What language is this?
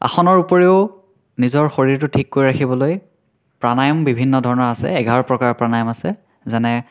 Assamese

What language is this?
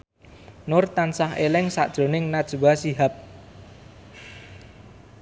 Javanese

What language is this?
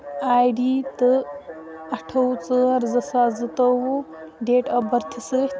Kashmiri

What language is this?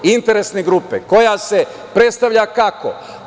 Serbian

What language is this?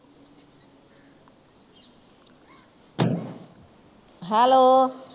Punjabi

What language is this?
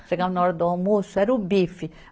Portuguese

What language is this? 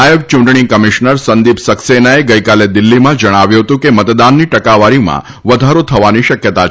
Gujarati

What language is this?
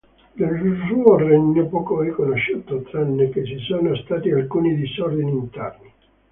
Italian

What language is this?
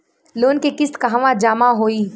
Bhojpuri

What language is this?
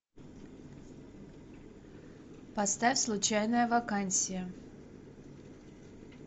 Russian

